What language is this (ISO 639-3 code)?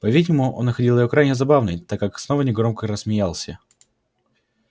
rus